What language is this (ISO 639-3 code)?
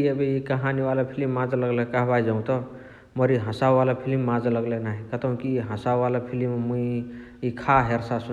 the